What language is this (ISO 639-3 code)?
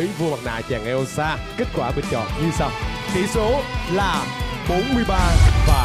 vie